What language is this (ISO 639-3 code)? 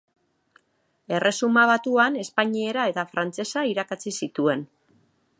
eus